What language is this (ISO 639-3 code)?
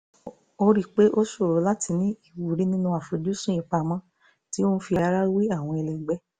yor